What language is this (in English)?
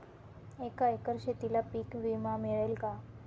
Marathi